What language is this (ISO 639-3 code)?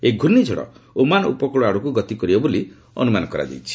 ori